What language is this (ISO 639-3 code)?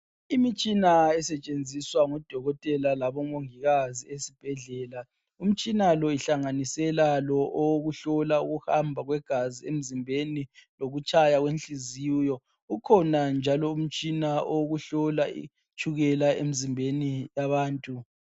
nde